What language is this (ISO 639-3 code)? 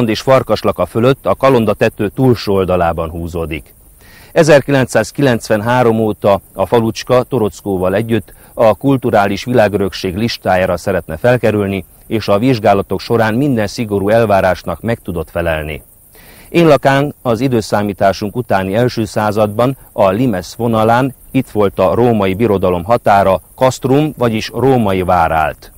hun